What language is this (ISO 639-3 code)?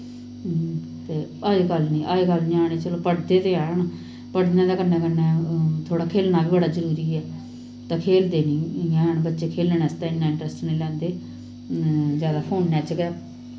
doi